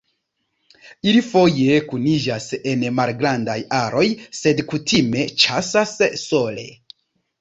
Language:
Esperanto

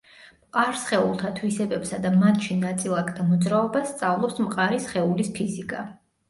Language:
Georgian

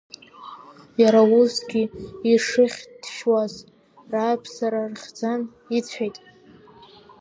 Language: Abkhazian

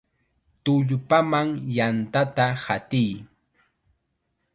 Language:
Chiquián Ancash Quechua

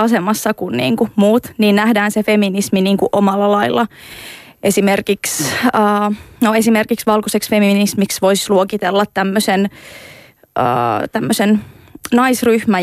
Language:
Finnish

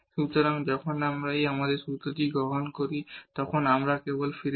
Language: Bangla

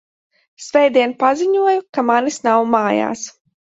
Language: Latvian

